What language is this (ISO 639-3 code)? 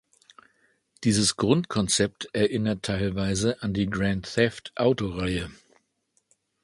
deu